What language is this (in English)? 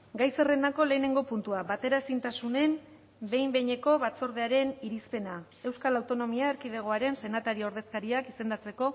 Basque